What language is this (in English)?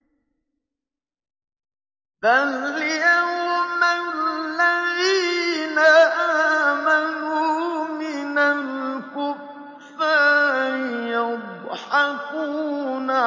Arabic